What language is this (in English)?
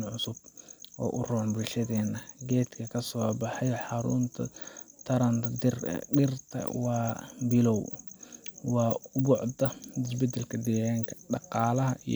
Somali